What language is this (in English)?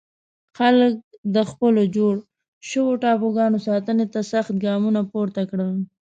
Pashto